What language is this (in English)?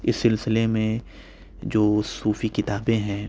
Urdu